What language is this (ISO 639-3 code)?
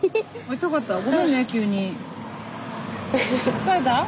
jpn